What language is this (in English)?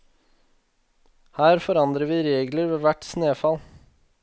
Norwegian